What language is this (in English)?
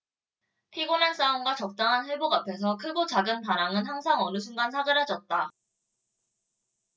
Korean